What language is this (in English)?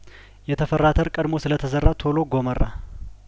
Amharic